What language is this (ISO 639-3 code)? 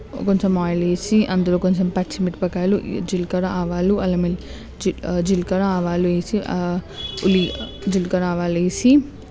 tel